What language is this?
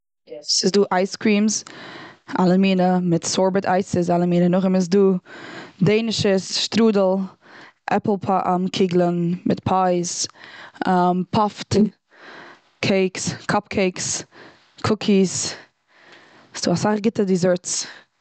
Yiddish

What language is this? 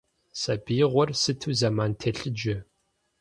Kabardian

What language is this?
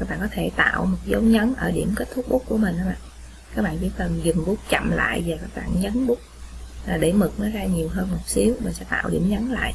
Vietnamese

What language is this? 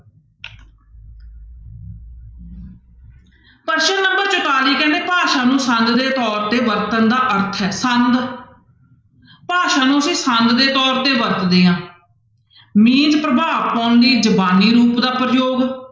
Punjabi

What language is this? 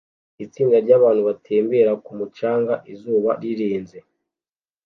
Kinyarwanda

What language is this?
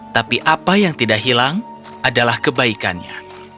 Indonesian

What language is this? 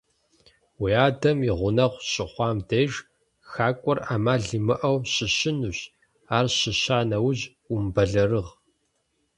Kabardian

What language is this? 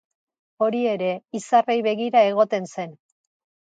Basque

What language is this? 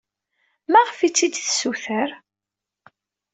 Kabyle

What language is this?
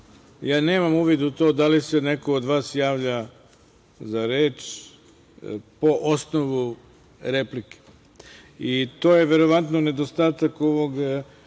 Serbian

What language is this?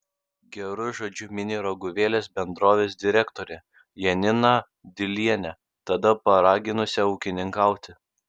Lithuanian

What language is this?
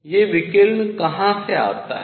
Hindi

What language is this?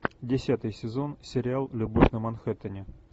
Russian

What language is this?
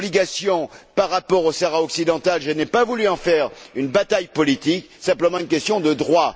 French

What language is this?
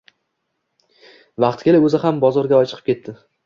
Uzbek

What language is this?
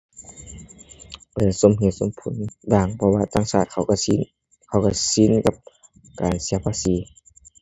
Thai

